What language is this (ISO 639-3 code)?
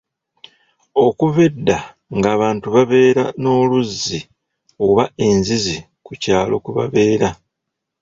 lug